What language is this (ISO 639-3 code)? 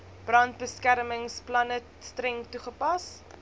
afr